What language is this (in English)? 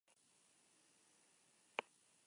Basque